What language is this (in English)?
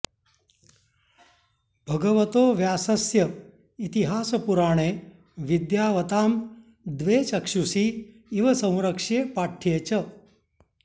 Sanskrit